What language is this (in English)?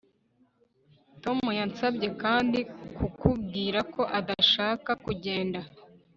Kinyarwanda